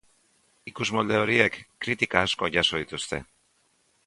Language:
Basque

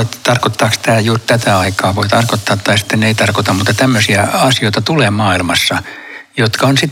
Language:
Finnish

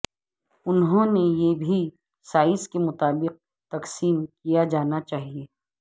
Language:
Urdu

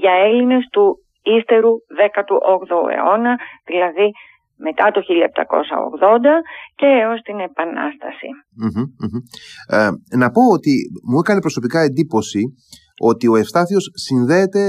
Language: Greek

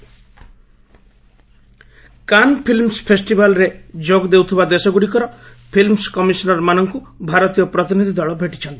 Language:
Odia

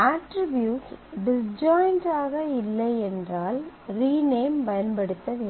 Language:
Tamil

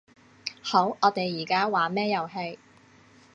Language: Cantonese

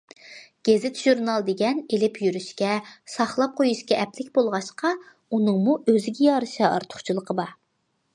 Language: Uyghur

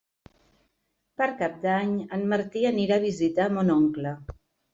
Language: Catalan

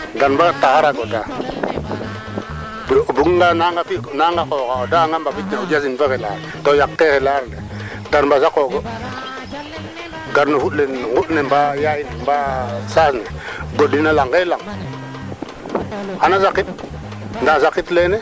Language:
Serer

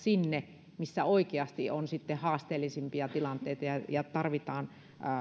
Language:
Finnish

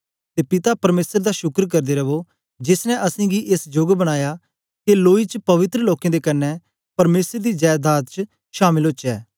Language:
Dogri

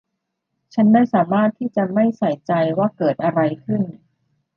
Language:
Thai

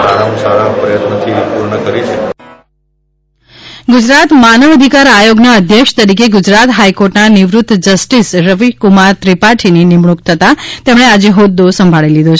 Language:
Gujarati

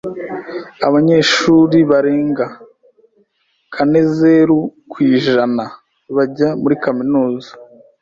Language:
Kinyarwanda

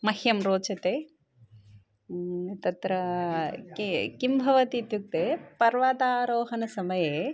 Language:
Sanskrit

